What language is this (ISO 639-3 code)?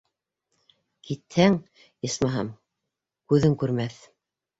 bak